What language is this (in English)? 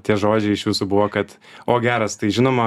Lithuanian